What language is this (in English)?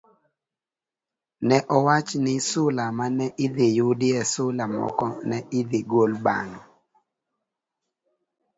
Luo (Kenya and Tanzania)